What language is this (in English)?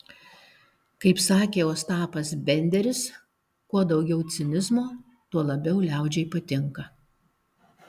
Lithuanian